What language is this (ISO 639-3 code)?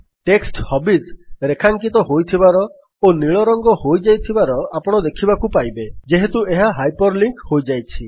ori